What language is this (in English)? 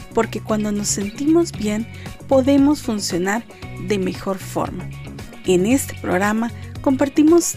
Spanish